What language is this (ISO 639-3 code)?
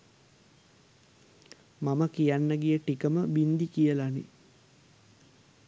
sin